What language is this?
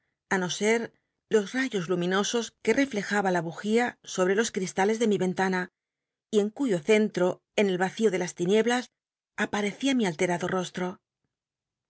Spanish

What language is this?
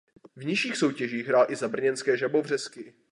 Czech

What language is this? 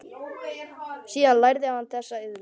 Icelandic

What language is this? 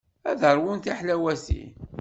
Kabyle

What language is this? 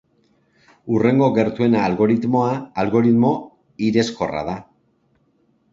Basque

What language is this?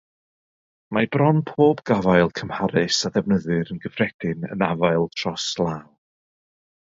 Welsh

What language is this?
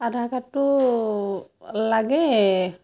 Assamese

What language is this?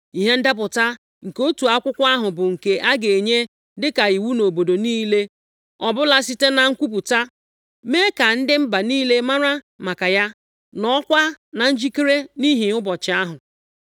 Igbo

